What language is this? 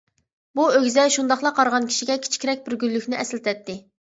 Uyghur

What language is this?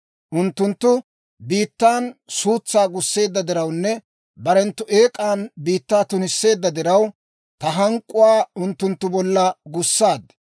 Dawro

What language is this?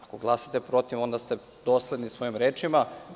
Serbian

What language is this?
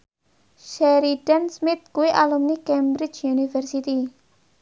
Javanese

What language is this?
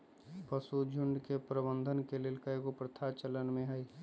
Magahi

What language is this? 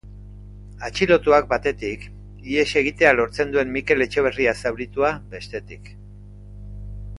Basque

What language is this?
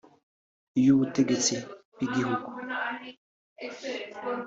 Kinyarwanda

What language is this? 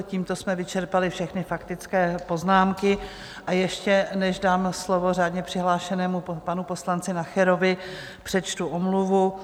Czech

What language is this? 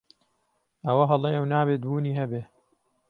Central Kurdish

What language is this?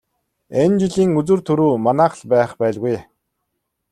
Mongolian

